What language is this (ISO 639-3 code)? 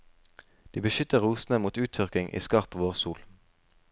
nor